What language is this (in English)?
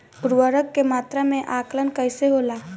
Bhojpuri